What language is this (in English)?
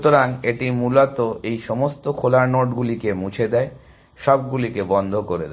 Bangla